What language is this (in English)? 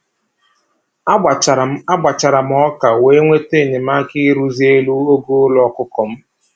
Igbo